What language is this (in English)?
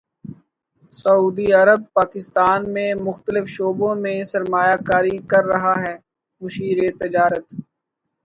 Urdu